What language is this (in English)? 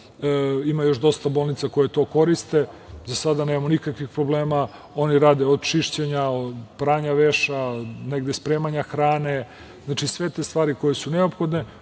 Serbian